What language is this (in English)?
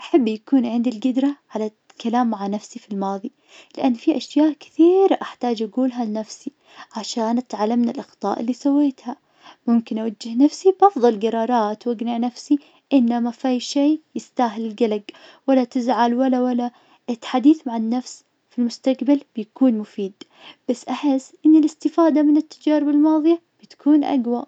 Najdi Arabic